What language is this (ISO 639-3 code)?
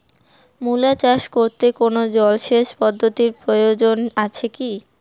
ben